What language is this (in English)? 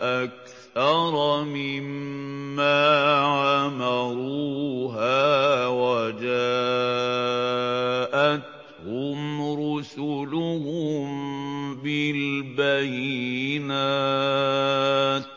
Arabic